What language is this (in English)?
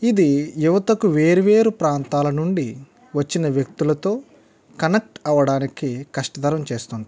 Telugu